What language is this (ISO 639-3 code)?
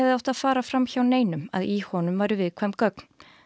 isl